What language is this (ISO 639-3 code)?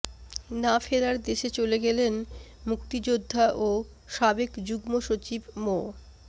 ben